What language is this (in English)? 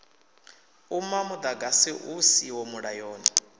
Venda